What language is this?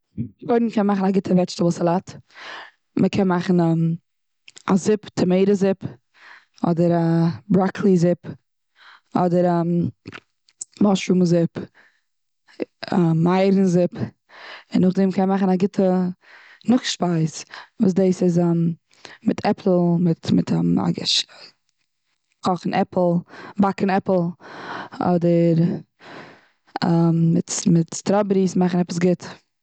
Yiddish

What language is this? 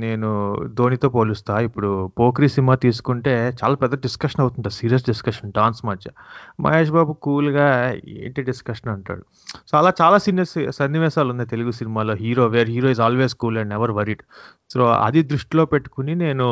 Telugu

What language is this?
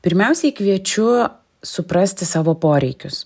Lithuanian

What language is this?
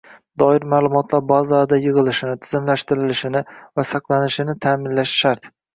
Uzbek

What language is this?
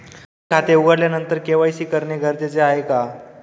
Marathi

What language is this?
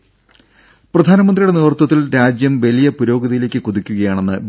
Malayalam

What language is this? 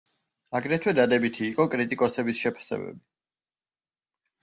Georgian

